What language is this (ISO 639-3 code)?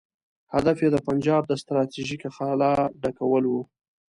pus